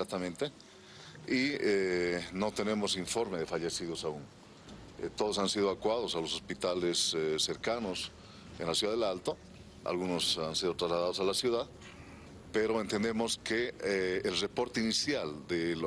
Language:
Spanish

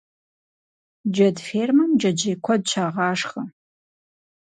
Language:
Kabardian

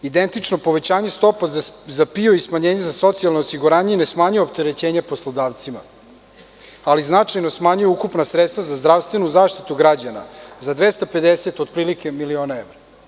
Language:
Serbian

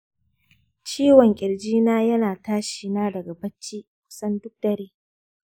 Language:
Hausa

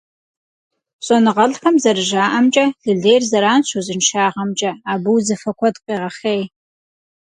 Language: Kabardian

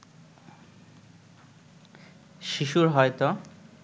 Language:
Bangla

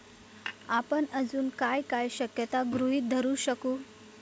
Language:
Marathi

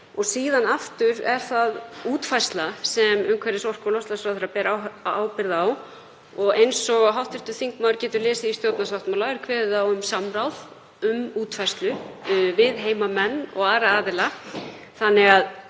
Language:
Icelandic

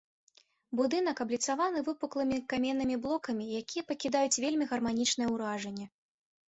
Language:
Belarusian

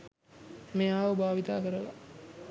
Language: Sinhala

